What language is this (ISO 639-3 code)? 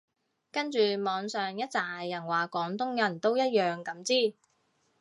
yue